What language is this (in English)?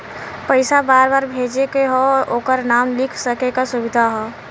Bhojpuri